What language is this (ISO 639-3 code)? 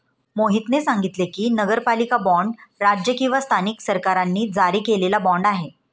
mar